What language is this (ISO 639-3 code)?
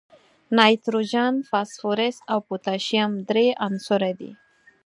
pus